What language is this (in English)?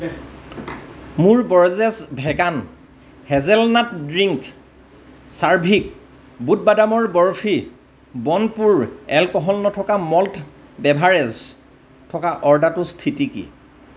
Assamese